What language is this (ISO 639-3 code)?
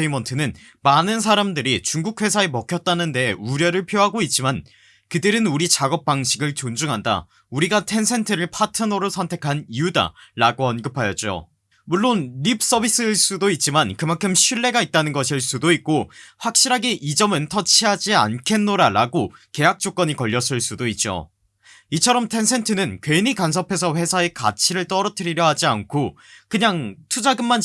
kor